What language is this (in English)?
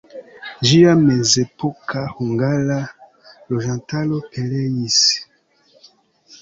Esperanto